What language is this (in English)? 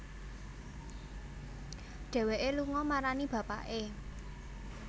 Javanese